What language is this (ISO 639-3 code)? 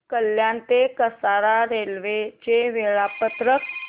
mar